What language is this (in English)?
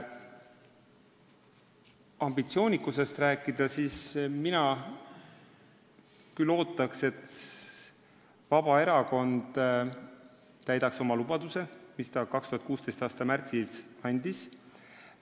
Estonian